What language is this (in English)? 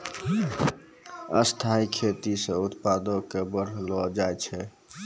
Maithili